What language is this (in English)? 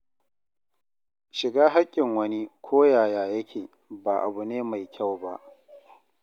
Hausa